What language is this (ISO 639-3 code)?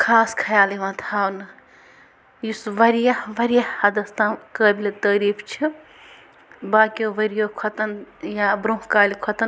kas